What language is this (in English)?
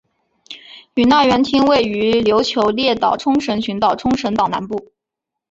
Chinese